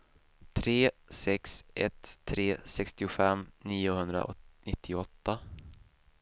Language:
Swedish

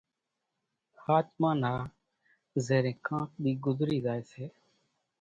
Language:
Kachi Koli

